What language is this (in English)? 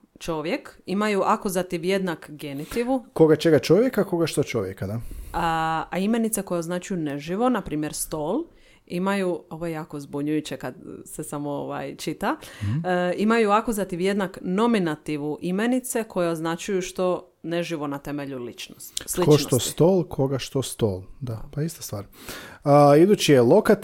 Croatian